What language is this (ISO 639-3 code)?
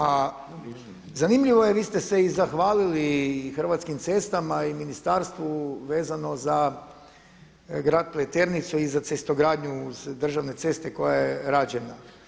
hrv